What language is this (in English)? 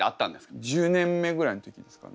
Japanese